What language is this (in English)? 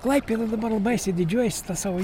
Lithuanian